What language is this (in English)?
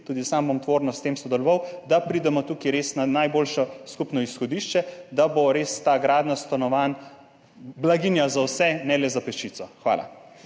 Slovenian